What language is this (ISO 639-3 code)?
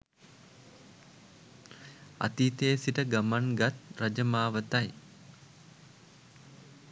sin